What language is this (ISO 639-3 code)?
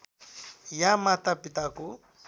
nep